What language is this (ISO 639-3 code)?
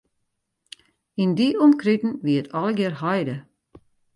fry